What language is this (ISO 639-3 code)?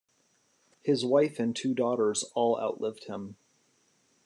eng